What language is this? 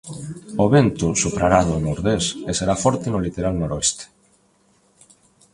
Galician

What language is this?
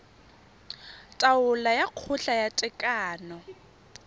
Tswana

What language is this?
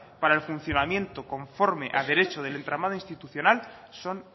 Spanish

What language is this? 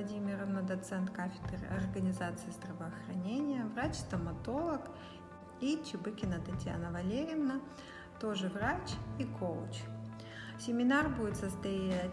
Russian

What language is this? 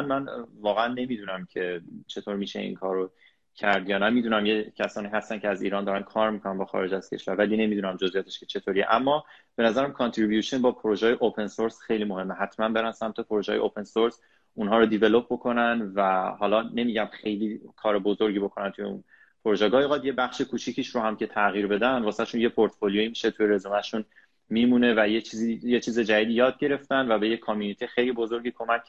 Persian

